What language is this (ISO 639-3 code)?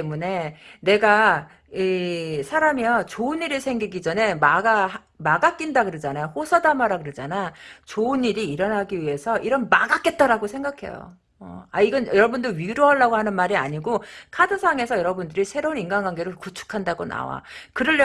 kor